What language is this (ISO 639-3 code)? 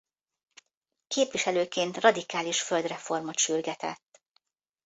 hun